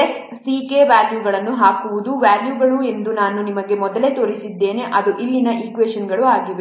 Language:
Kannada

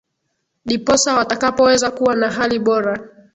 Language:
Swahili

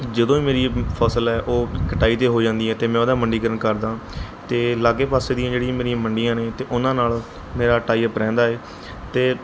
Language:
Punjabi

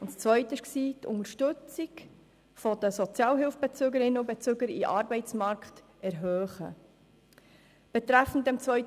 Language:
Swiss German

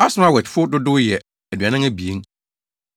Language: Akan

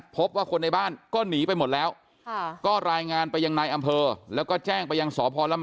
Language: Thai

